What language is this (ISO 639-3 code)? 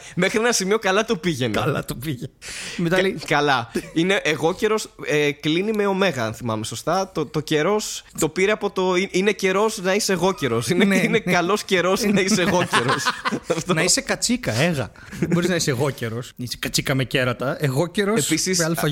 ell